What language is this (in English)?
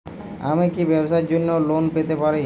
Bangla